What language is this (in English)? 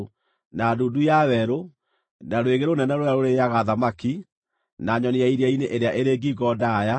Kikuyu